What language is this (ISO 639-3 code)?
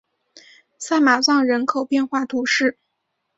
zho